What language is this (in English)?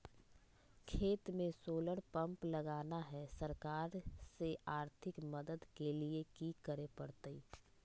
Magahi